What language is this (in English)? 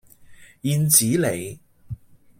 Cantonese